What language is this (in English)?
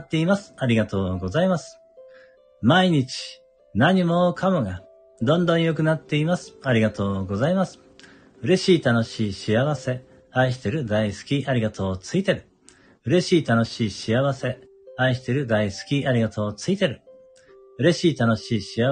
Japanese